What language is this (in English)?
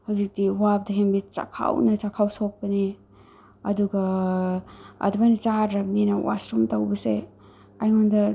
Manipuri